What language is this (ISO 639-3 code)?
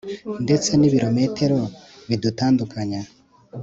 kin